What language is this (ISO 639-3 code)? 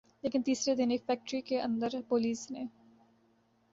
urd